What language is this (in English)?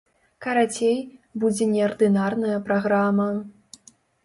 Belarusian